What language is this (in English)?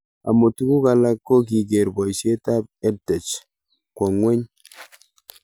Kalenjin